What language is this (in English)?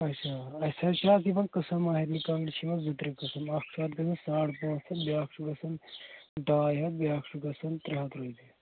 Kashmiri